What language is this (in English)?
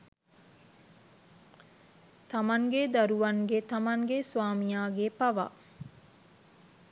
Sinhala